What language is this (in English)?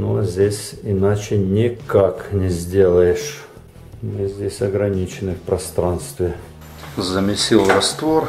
Russian